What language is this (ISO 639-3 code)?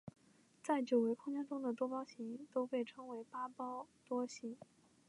zho